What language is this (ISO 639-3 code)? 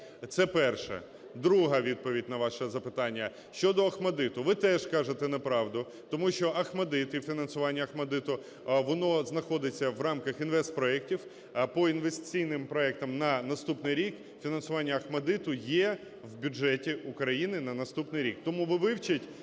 ukr